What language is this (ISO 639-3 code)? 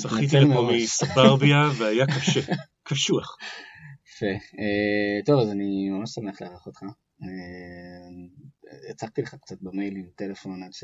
heb